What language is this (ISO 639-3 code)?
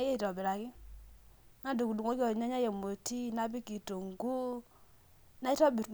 mas